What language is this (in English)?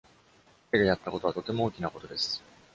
Japanese